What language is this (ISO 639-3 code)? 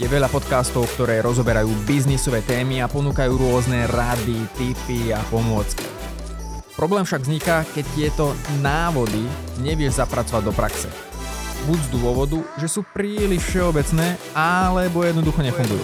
slk